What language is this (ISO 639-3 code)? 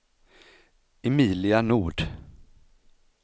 swe